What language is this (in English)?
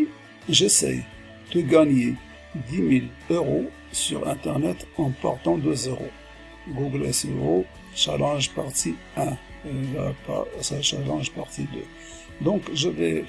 French